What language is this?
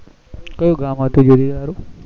Gujarati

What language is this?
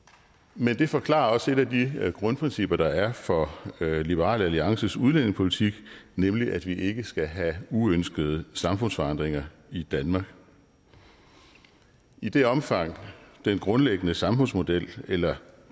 Danish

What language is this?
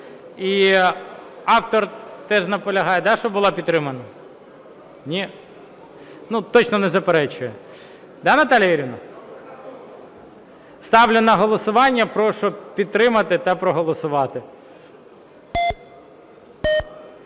Ukrainian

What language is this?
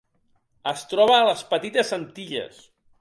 Catalan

